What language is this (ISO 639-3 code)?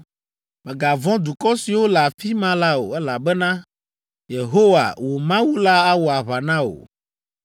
ewe